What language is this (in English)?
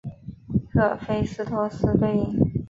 Chinese